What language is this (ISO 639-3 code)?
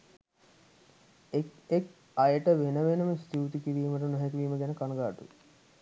sin